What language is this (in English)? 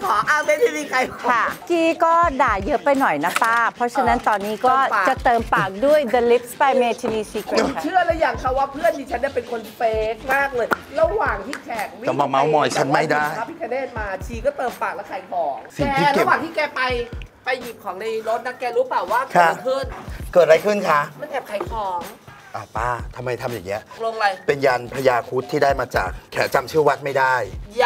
Thai